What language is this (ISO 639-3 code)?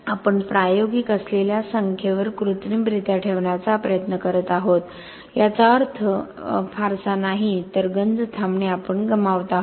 mar